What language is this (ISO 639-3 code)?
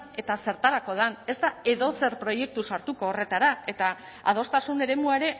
eus